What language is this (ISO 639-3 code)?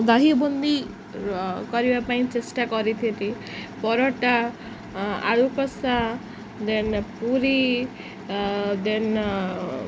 ori